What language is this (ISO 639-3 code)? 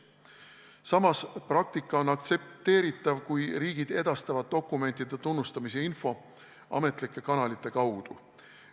est